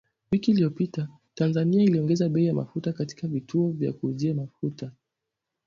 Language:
Swahili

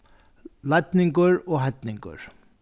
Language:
Faroese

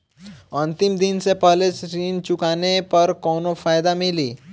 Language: Bhojpuri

